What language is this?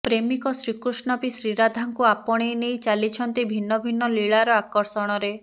Odia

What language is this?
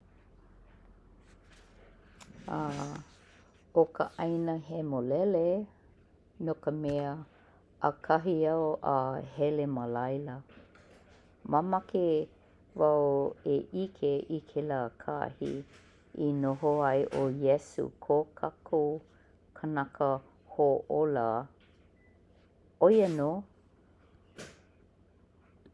Hawaiian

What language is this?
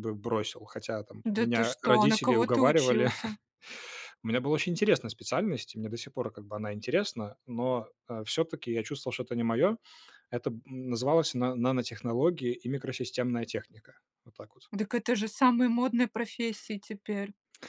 Russian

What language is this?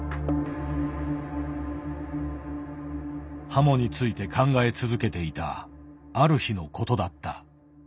Japanese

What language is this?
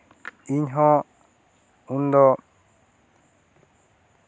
Santali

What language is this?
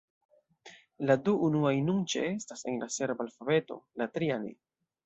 Esperanto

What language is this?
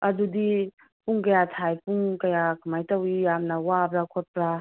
Manipuri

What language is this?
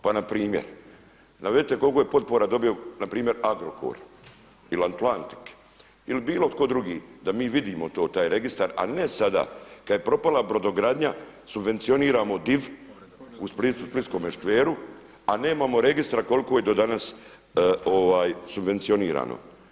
Croatian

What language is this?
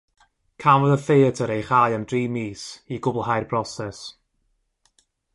Welsh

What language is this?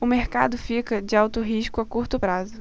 Portuguese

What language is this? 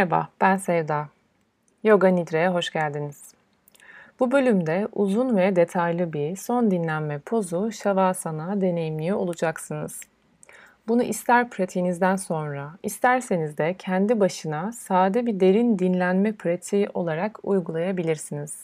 Turkish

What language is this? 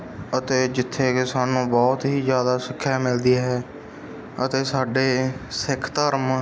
Punjabi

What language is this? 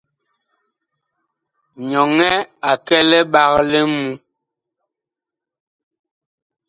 Bakoko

